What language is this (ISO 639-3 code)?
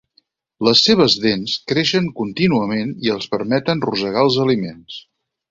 cat